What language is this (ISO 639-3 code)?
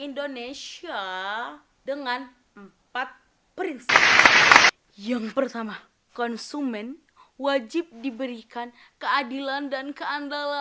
ind